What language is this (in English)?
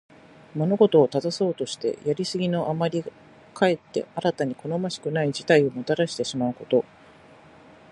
Japanese